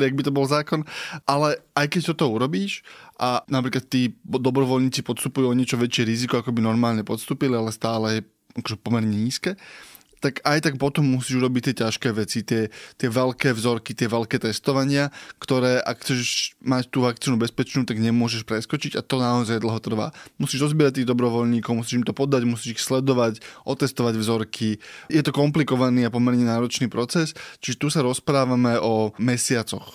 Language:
Slovak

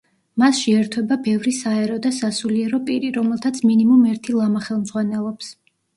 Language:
Georgian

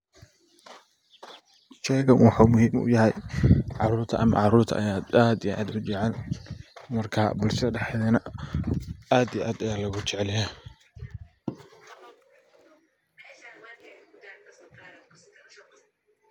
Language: Somali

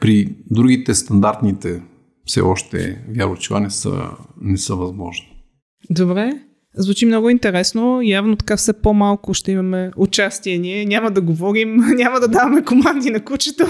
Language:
Bulgarian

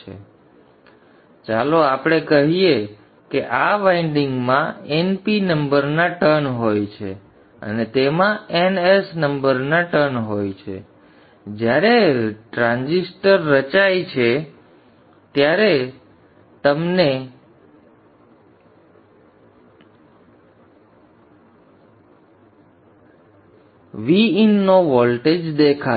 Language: Gujarati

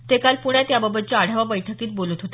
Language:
Marathi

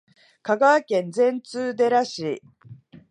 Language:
Japanese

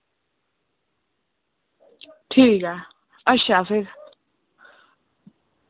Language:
Dogri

